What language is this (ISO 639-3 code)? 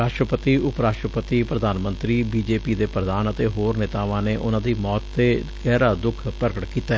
pan